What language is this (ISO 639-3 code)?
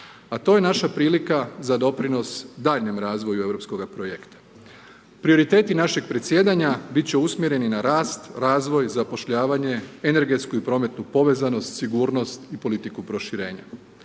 hrv